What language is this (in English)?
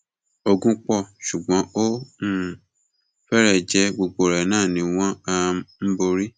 Yoruba